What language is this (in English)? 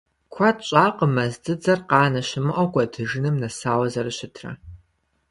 Kabardian